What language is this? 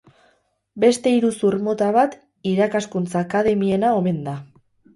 Basque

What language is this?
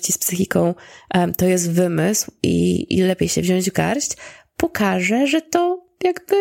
Polish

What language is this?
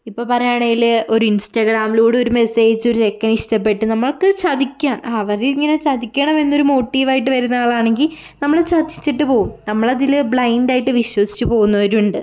Malayalam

